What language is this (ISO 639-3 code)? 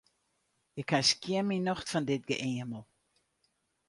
fry